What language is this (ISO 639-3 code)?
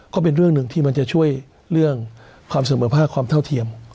tha